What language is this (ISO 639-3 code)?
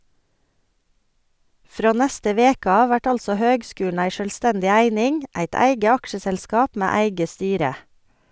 nor